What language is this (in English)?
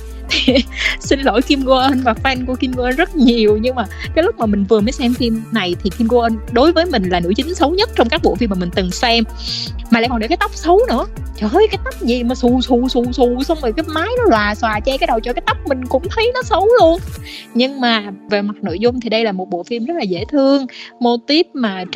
Vietnamese